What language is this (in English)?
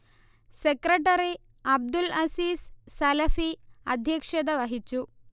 Malayalam